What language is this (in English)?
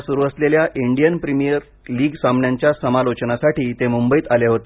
Marathi